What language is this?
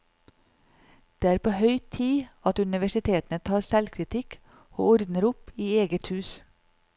Norwegian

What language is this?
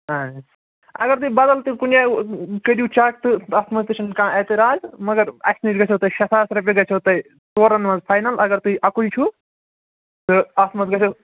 Kashmiri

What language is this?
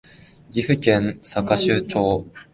Japanese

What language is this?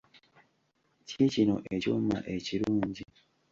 Ganda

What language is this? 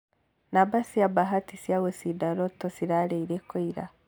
Kikuyu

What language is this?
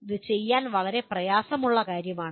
Malayalam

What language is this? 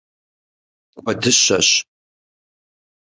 Kabardian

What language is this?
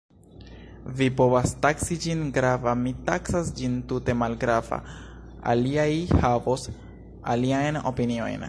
Esperanto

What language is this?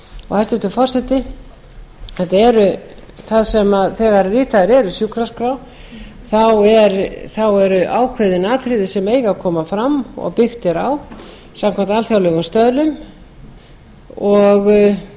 Icelandic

